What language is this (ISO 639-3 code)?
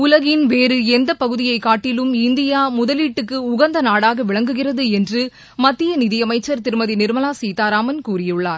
tam